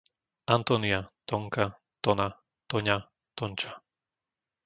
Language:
Slovak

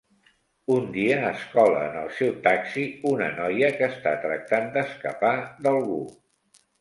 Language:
Catalan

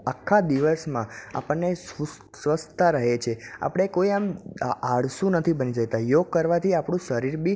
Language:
Gujarati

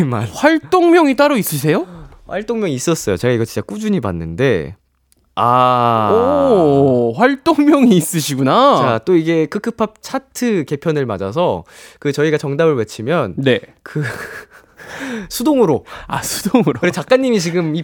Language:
Korean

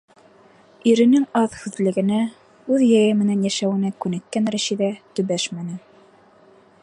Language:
Bashkir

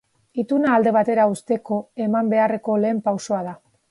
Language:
Basque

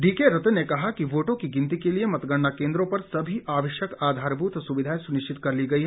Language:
Hindi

